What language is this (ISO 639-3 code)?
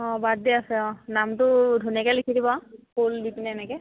asm